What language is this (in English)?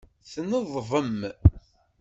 Kabyle